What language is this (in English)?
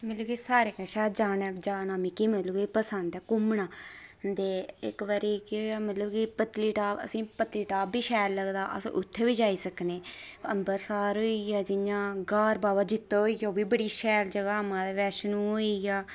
Dogri